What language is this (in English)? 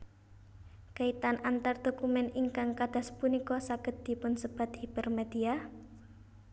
Javanese